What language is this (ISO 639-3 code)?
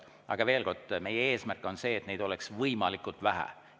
est